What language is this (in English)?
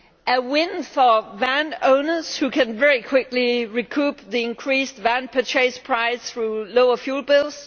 English